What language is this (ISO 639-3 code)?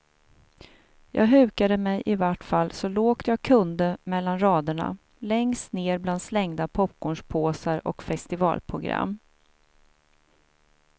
swe